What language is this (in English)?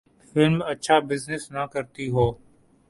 Urdu